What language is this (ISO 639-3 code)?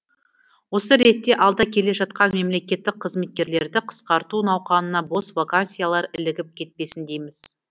kaz